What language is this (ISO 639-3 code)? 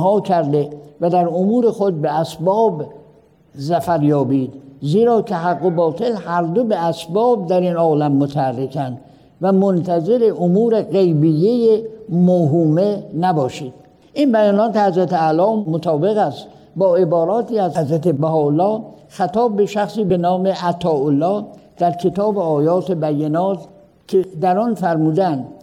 fas